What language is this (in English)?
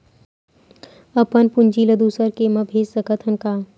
Chhattisgarhi